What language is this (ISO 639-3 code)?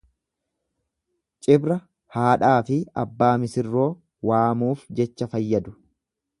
orm